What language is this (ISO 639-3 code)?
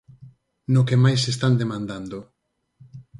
glg